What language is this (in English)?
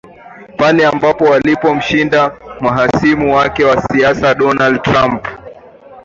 Swahili